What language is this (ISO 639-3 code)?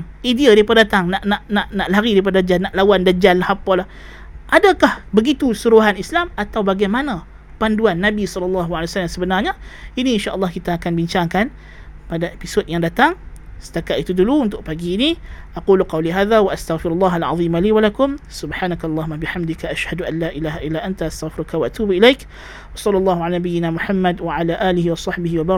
msa